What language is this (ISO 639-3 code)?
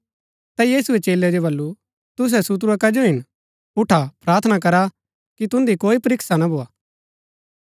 gbk